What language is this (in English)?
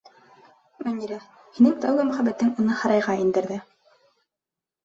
Bashkir